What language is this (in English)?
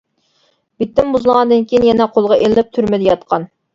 Uyghur